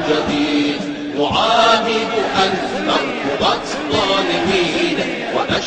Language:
Arabic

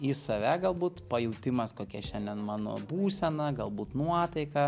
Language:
Lithuanian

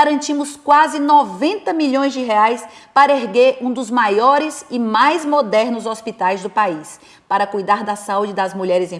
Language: Portuguese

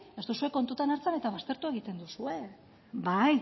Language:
Basque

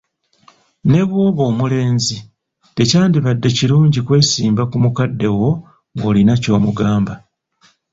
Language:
Ganda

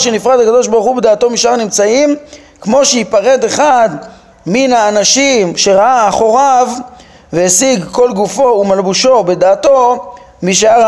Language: Hebrew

